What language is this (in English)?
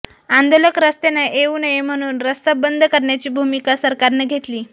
Marathi